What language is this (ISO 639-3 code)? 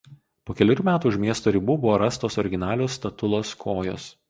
lit